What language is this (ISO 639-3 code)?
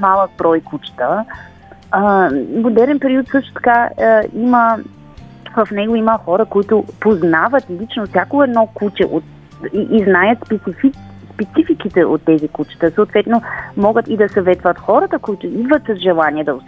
bul